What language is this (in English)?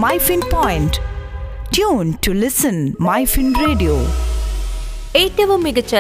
Malayalam